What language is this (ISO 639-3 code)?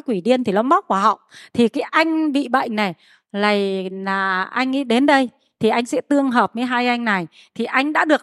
vie